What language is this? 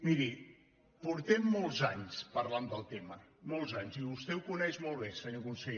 Catalan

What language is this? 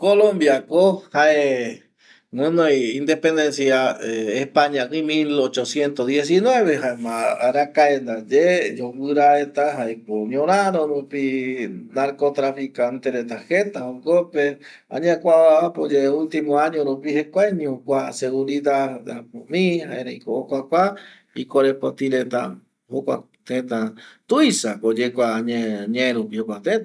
Eastern Bolivian Guaraní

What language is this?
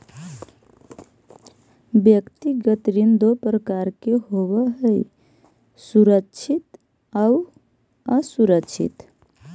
Magahi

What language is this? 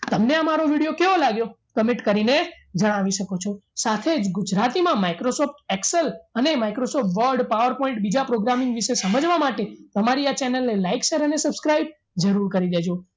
Gujarati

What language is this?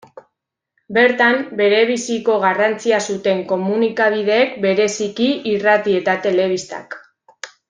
Basque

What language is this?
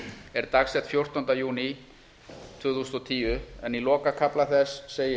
Icelandic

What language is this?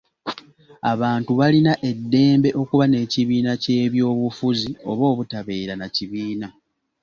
Ganda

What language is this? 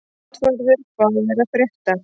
Icelandic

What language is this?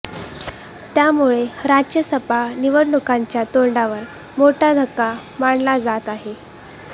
Marathi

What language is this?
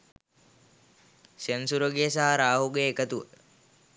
Sinhala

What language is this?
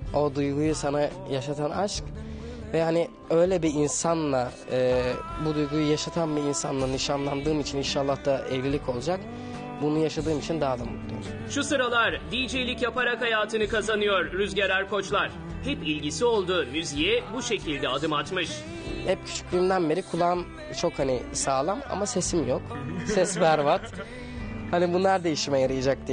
Turkish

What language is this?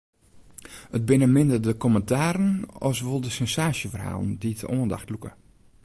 Western Frisian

